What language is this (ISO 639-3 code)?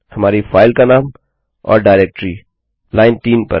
hin